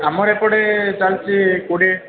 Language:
Odia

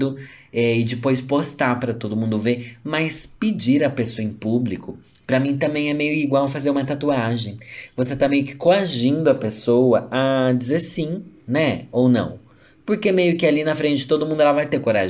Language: Portuguese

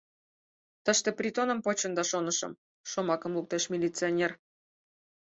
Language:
Mari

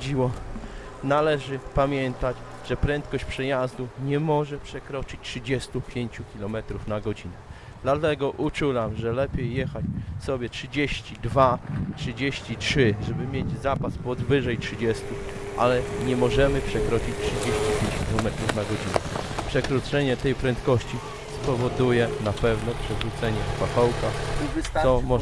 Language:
Polish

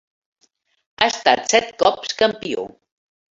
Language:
Catalan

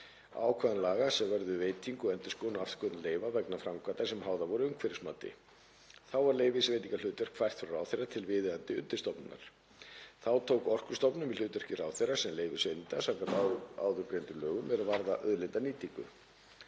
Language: Icelandic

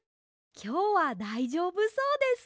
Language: Japanese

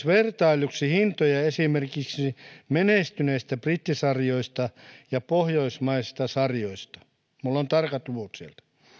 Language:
Finnish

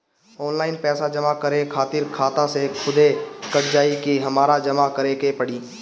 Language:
Bhojpuri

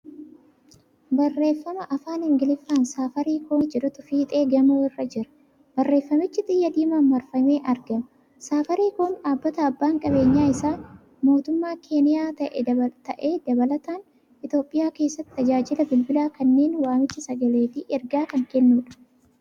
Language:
Oromo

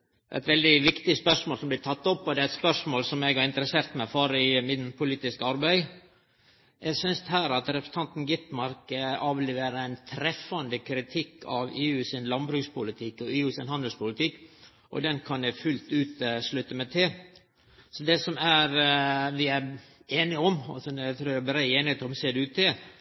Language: Norwegian Nynorsk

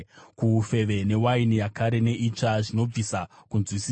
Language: Shona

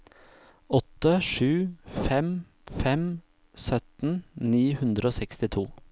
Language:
Norwegian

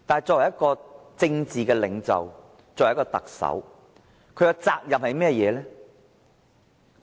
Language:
Cantonese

